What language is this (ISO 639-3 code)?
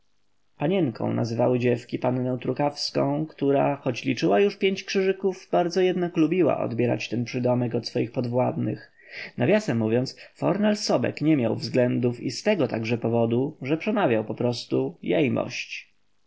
pol